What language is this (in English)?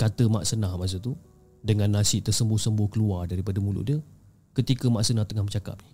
Malay